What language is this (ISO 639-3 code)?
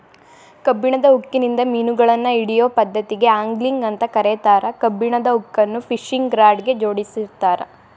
kan